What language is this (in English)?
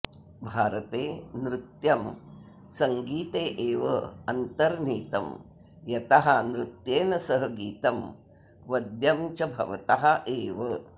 Sanskrit